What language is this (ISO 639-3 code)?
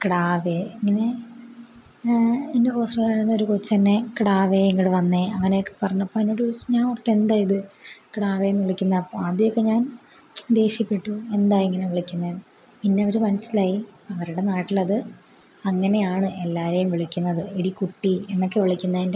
mal